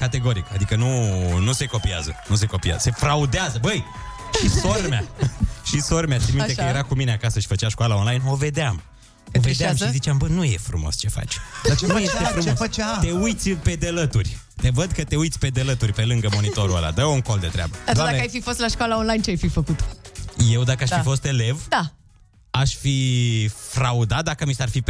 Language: Romanian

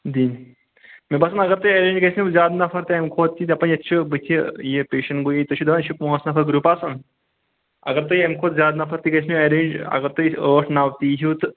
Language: Kashmiri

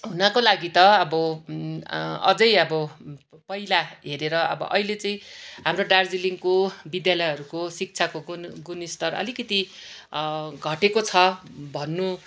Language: Nepali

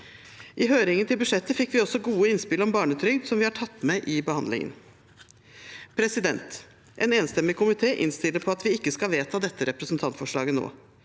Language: Norwegian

